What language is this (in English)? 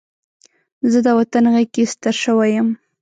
Pashto